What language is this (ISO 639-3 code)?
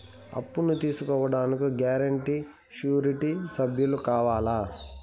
tel